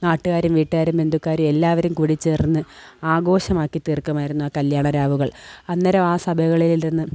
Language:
Malayalam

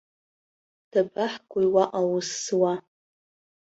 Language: Abkhazian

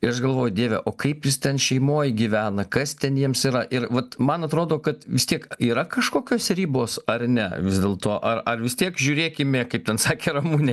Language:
Lithuanian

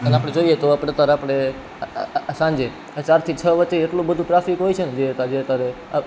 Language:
Gujarati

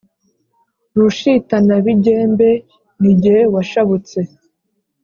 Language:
Kinyarwanda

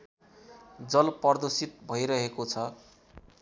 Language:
Nepali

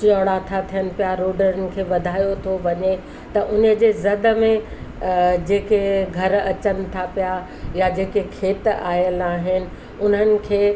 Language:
Sindhi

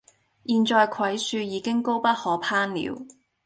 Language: Cantonese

